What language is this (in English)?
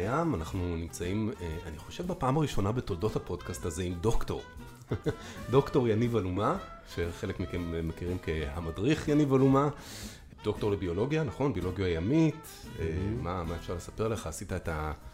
Hebrew